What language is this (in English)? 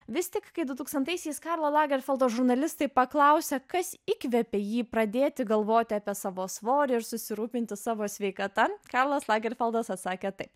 Lithuanian